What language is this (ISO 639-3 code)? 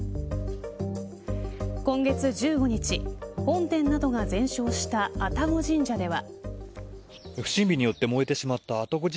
jpn